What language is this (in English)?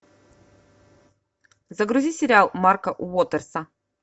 Russian